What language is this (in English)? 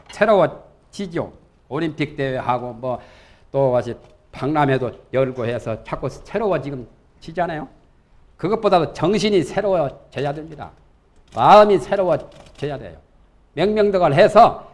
Korean